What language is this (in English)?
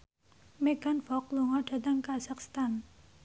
Javanese